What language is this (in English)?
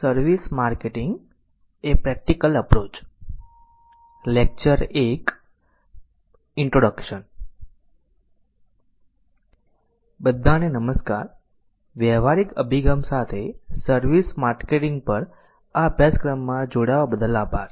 Gujarati